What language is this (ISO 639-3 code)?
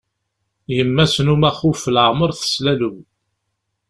kab